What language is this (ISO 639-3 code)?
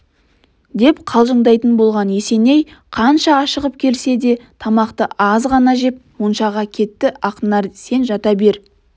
kaz